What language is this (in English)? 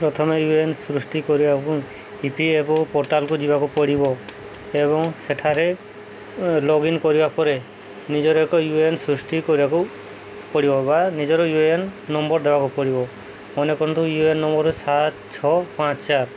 Odia